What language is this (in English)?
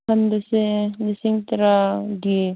Manipuri